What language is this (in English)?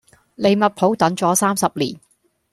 Cantonese